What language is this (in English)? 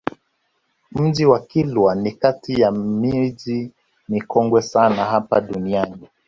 Swahili